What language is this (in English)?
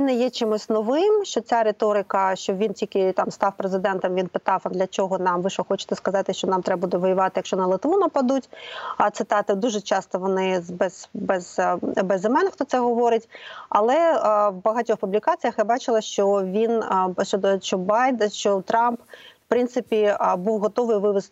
Ukrainian